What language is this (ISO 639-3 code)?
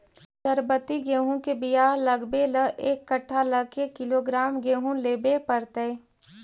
mag